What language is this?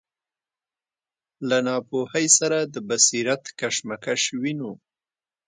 Pashto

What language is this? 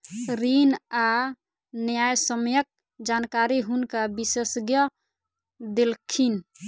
Maithili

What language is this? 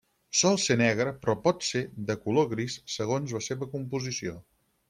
Catalan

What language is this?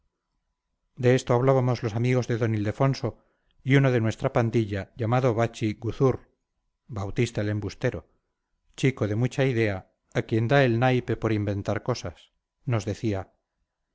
Spanish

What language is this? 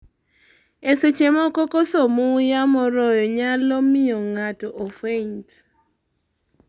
Luo (Kenya and Tanzania)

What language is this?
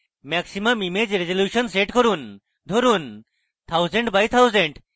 Bangla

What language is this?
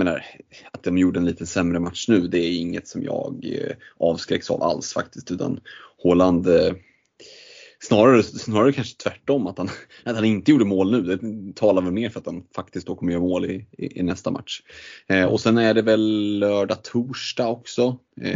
Swedish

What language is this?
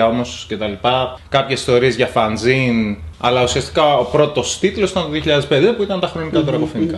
Greek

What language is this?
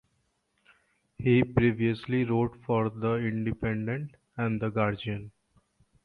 English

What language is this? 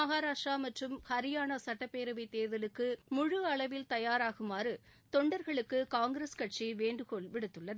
Tamil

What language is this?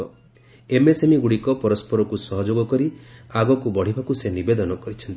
Odia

